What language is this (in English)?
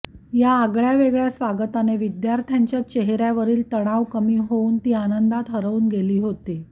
Marathi